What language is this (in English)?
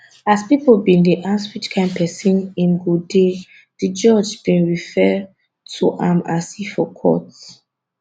Nigerian Pidgin